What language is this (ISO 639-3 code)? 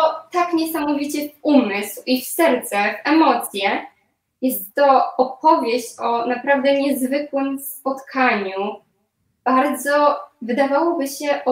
pol